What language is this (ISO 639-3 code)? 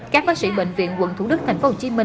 vie